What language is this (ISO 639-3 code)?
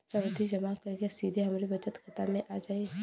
bho